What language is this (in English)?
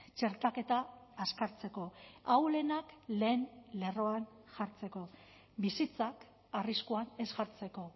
Basque